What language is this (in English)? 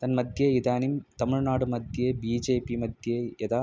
Sanskrit